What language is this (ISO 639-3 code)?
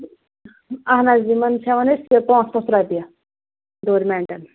kas